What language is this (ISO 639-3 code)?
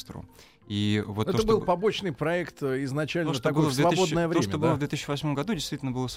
rus